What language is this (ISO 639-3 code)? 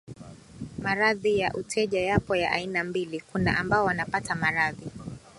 swa